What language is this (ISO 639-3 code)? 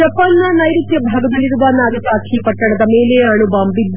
kan